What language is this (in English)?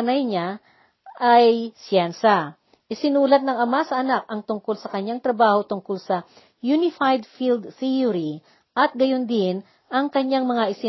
Filipino